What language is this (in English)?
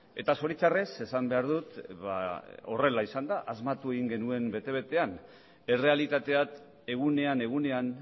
Basque